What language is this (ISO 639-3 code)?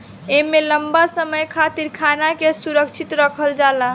bho